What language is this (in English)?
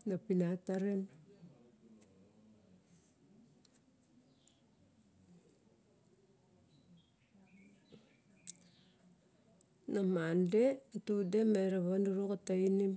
Barok